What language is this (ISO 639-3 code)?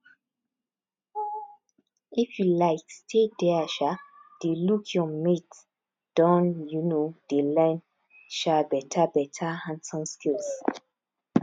pcm